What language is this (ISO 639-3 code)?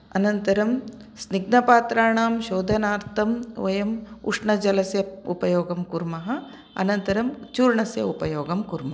san